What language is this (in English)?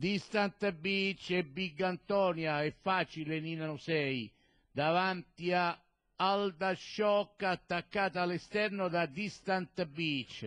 Italian